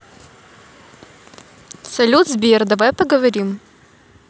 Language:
Russian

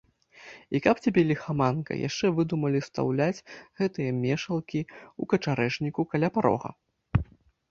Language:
Belarusian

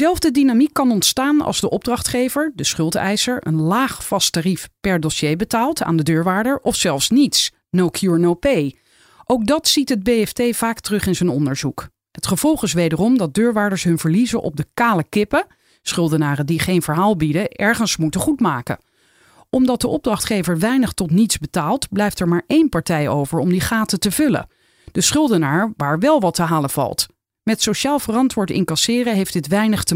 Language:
Dutch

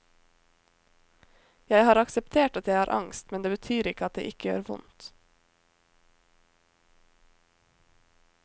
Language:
Norwegian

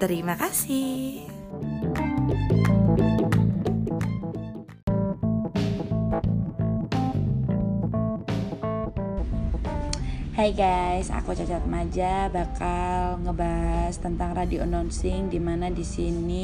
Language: Indonesian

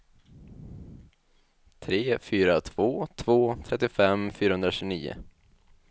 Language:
Swedish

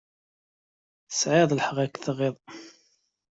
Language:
Kabyle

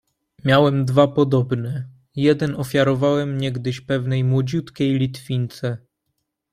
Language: Polish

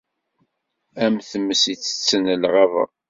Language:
Kabyle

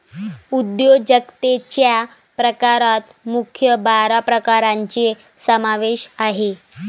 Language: Marathi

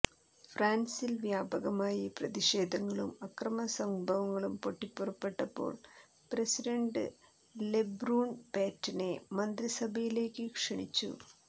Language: Malayalam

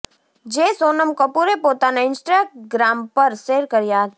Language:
Gujarati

